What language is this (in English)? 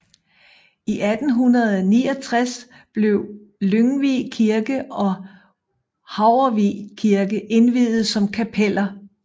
Danish